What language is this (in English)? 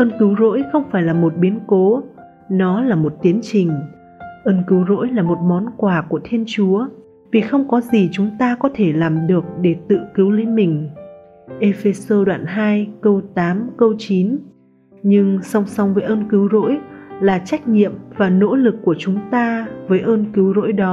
Vietnamese